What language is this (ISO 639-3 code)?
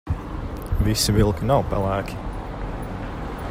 lav